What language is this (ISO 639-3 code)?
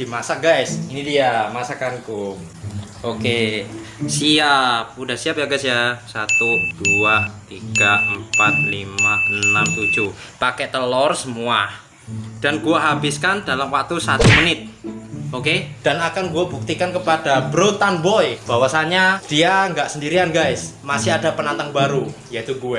ind